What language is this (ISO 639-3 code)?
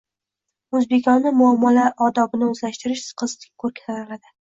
uzb